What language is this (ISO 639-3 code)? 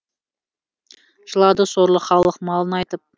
kaz